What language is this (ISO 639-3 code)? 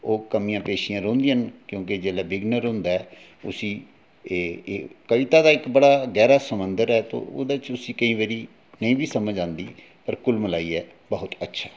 doi